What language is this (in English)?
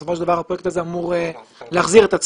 Hebrew